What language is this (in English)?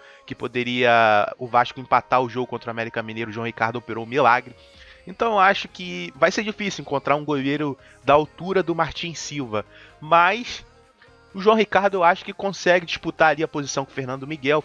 Portuguese